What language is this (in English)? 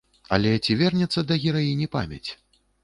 Belarusian